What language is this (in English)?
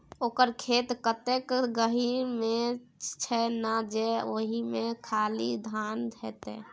Maithili